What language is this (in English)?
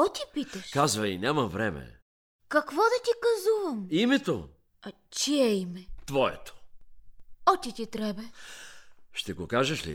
Bulgarian